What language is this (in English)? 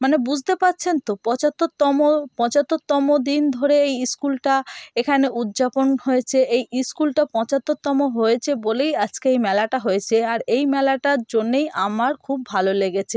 Bangla